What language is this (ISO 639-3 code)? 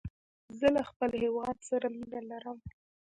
pus